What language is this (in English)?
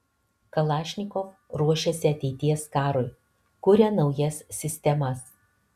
Lithuanian